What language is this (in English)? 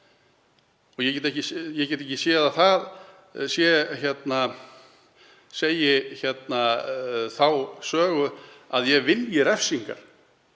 Icelandic